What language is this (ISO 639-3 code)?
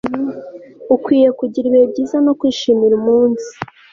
kin